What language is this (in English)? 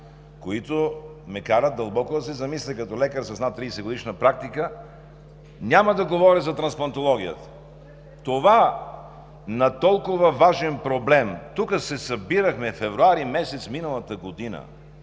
Bulgarian